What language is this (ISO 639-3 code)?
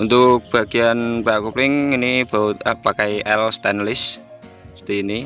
ind